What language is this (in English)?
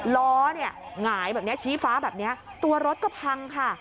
Thai